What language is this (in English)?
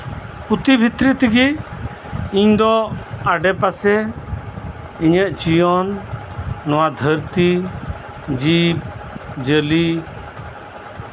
Santali